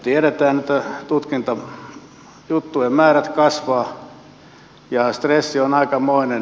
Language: Finnish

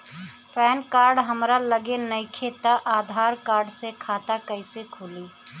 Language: Bhojpuri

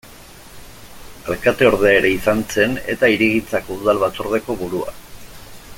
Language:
Basque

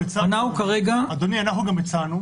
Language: Hebrew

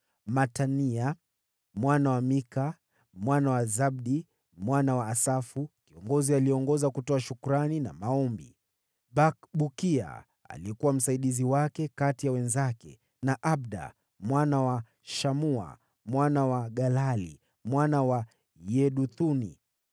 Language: Swahili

